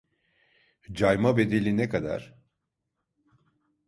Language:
Turkish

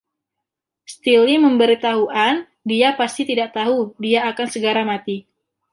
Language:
Indonesian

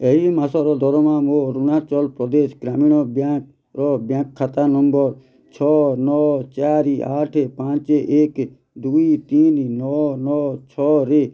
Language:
Odia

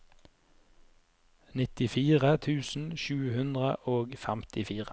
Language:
Norwegian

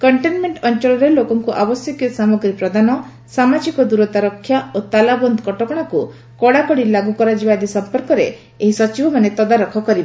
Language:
Odia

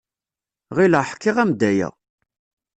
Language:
Kabyle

